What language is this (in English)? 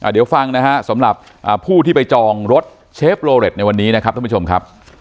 Thai